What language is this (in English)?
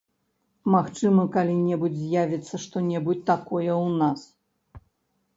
Belarusian